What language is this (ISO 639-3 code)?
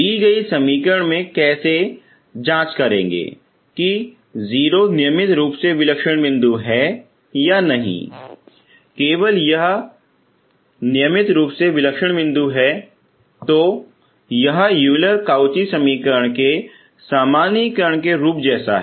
hin